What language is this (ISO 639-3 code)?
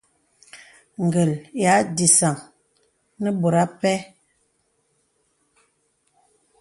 beb